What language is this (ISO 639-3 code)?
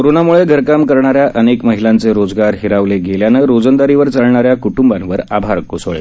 mar